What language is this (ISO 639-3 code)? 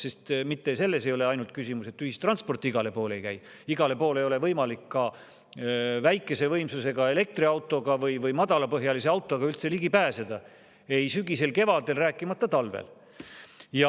est